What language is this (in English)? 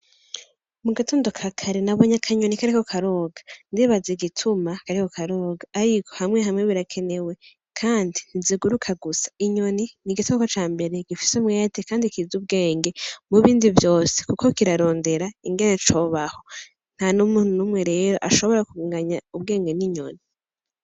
Rundi